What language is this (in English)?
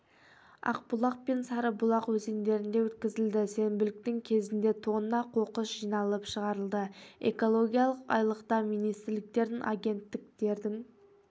Kazakh